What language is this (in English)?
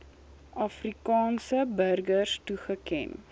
Afrikaans